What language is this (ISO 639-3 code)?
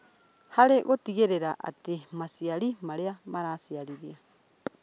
kik